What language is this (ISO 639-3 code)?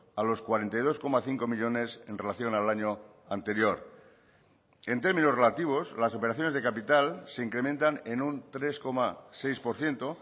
spa